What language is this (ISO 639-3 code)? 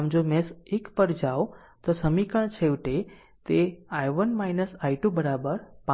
guj